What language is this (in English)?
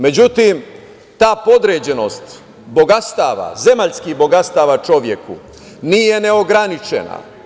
Serbian